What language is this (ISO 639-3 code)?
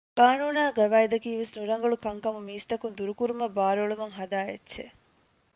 div